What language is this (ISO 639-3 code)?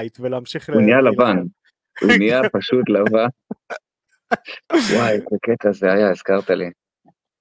heb